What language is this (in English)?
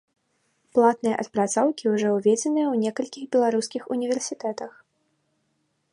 Belarusian